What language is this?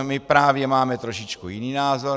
Czech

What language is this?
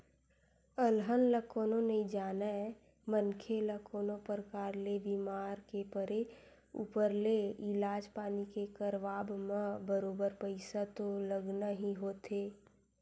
Chhattisgarhi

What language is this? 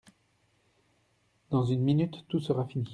French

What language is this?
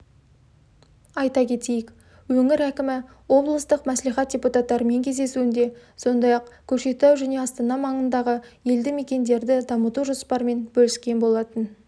Kazakh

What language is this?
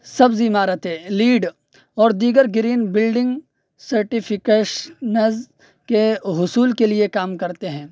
Urdu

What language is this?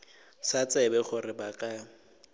Northern Sotho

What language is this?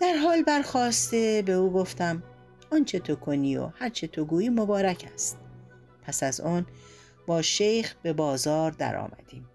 Persian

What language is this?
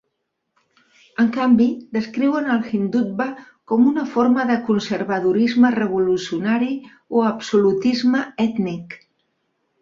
Catalan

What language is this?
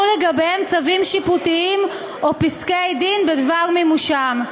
Hebrew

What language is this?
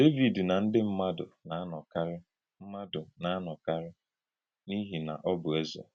Igbo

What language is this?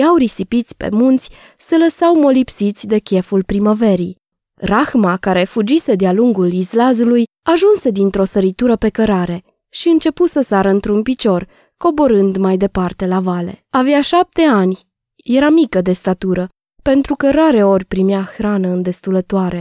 Romanian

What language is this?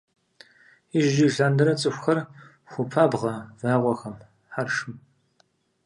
Kabardian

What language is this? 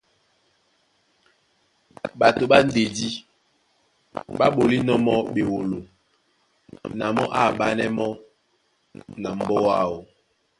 Duala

